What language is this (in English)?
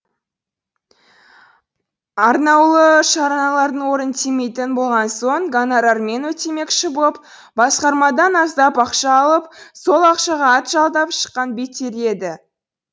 Kazakh